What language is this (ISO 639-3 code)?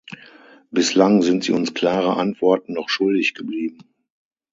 deu